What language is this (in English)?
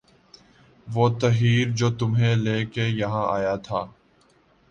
Urdu